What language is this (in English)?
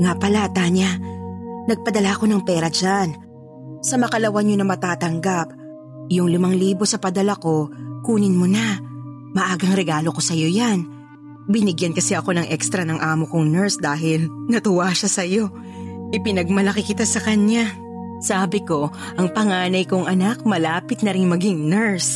Filipino